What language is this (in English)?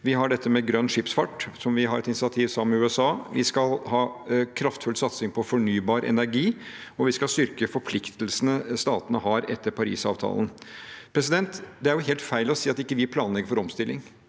Norwegian